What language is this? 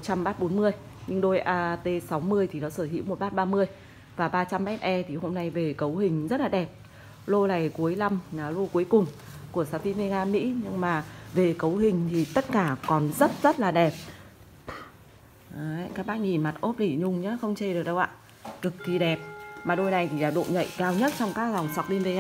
Vietnamese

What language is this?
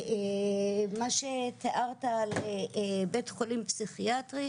Hebrew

